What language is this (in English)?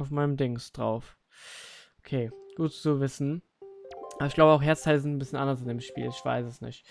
German